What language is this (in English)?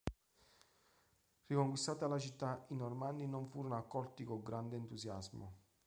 Italian